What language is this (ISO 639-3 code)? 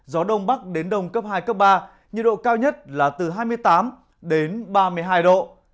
vie